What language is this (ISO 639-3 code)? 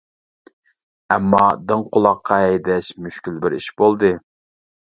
uig